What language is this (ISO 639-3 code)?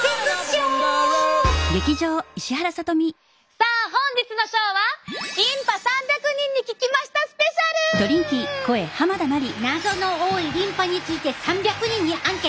jpn